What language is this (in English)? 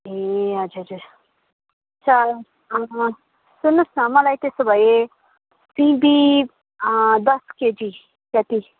Nepali